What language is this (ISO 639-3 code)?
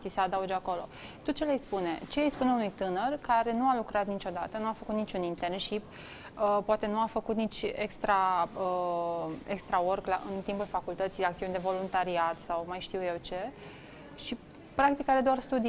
ron